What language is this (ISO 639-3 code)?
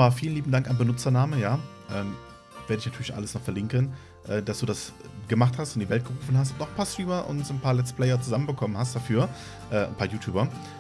deu